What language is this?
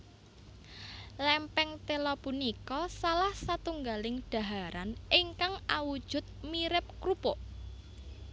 Javanese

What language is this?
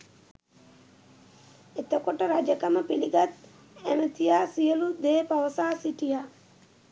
Sinhala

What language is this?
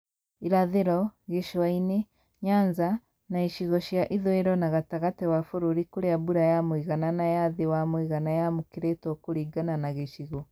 Kikuyu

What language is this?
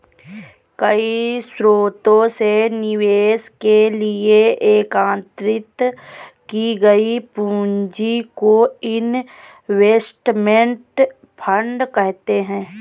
Hindi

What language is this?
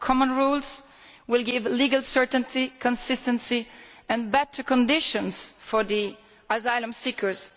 English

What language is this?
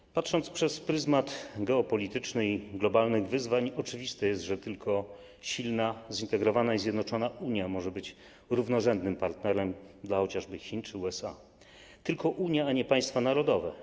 Polish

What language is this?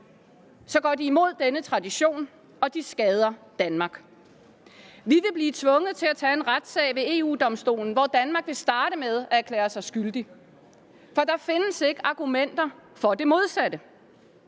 Danish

